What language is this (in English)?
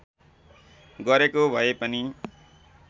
Nepali